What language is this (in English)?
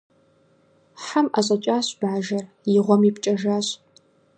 Kabardian